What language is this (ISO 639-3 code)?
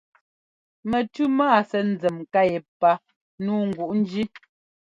jgo